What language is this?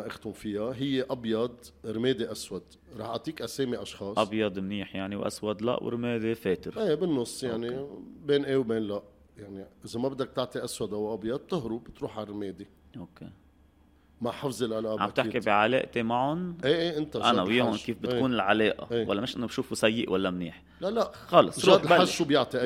Arabic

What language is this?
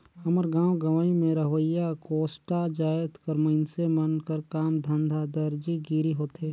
Chhattisgarhi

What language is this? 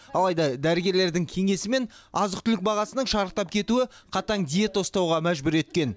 Kazakh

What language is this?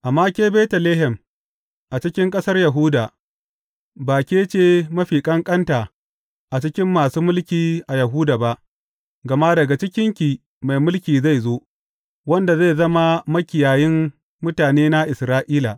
Hausa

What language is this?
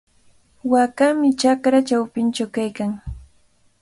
Cajatambo North Lima Quechua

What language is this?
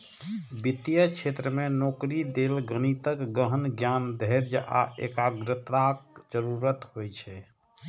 Maithili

